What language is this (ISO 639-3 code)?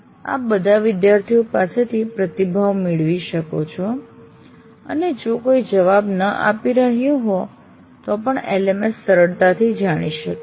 guj